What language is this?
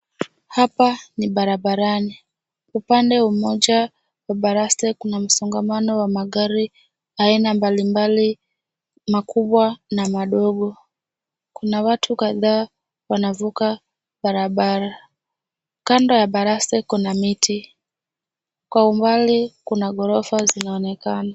Swahili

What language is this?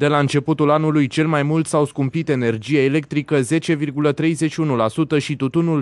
Romanian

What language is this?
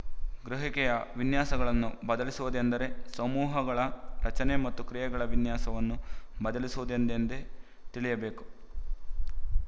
Kannada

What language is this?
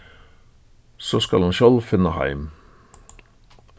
Faroese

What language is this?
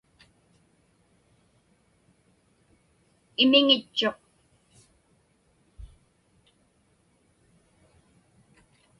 Inupiaq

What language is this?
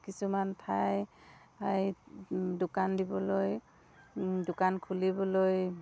Assamese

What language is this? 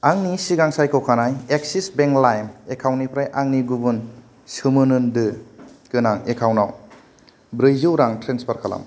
Bodo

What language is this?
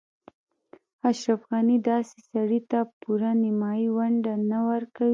Pashto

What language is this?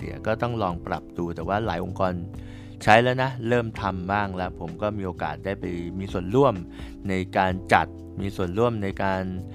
Thai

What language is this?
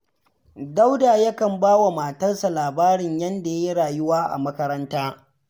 Hausa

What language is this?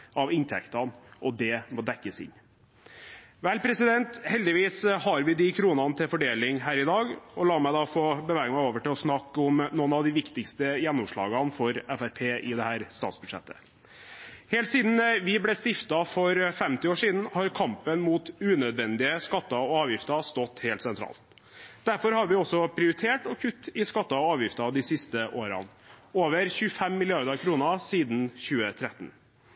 Norwegian Bokmål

